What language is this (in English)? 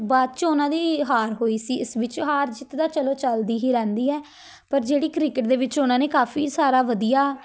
Punjabi